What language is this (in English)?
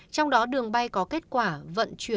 Vietnamese